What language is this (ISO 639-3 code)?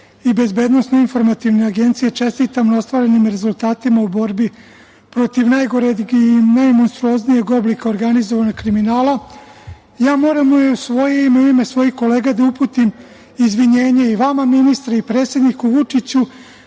srp